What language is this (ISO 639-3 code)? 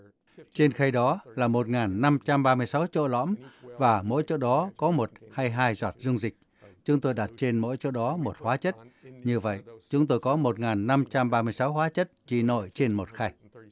vie